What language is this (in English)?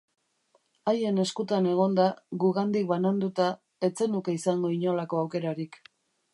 Basque